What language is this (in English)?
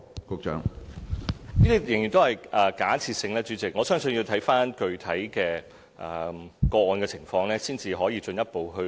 Cantonese